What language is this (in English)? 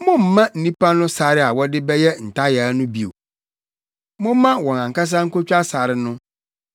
Akan